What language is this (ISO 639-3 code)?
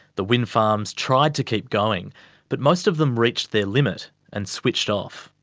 eng